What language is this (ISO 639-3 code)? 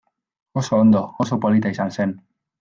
eus